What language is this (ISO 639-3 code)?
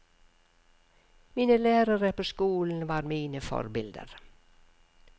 nor